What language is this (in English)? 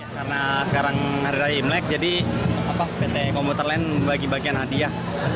Indonesian